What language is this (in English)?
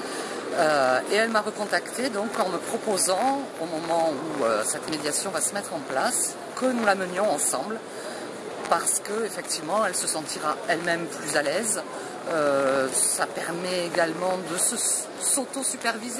French